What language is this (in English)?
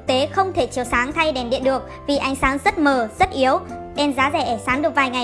Vietnamese